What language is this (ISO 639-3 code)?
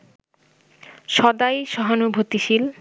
ben